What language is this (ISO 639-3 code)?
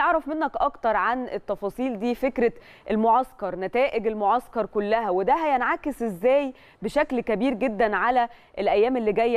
ara